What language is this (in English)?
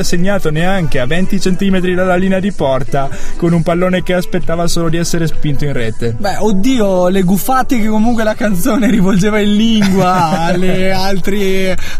Italian